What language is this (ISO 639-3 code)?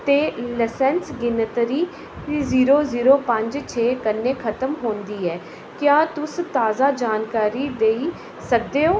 doi